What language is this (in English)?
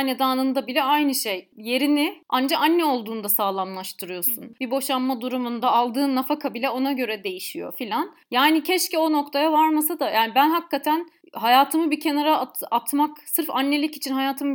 Turkish